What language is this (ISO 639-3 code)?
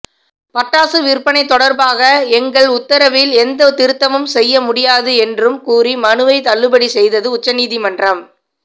tam